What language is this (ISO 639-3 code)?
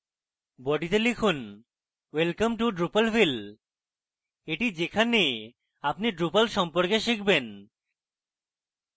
ben